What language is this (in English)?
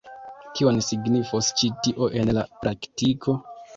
Esperanto